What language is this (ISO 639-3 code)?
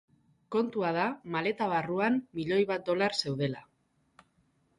eus